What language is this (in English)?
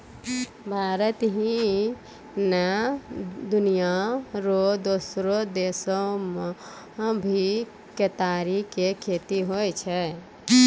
Maithili